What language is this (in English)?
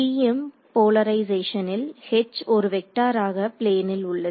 Tamil